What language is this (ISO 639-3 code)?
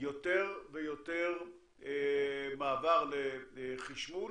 heb